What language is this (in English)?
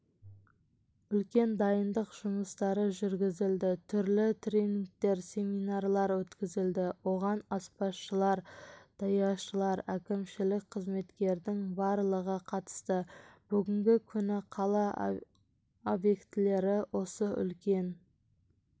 Kazakh